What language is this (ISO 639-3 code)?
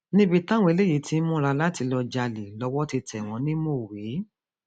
yor